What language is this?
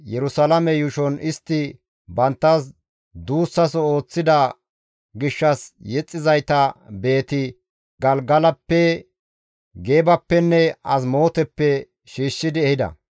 Gamo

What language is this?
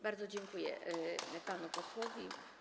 Polish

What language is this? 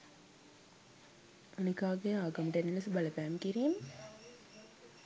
Sinhala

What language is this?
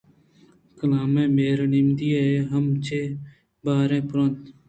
Eastern Balochi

